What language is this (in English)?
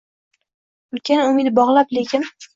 Uzbek